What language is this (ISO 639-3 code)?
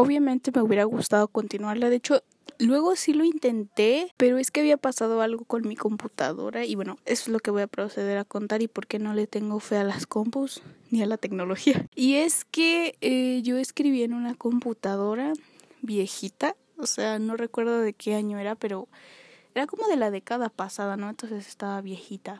spa